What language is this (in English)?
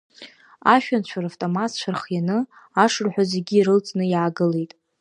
Abkhazian